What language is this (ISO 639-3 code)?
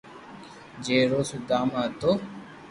lrk